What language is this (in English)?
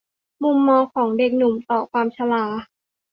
Thai